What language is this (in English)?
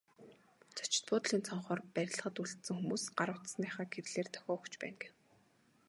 Mongolian